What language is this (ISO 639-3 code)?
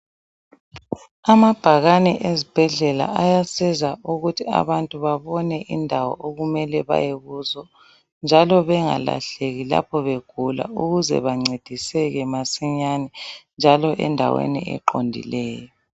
nde